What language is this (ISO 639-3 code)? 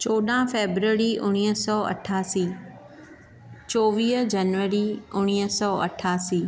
snd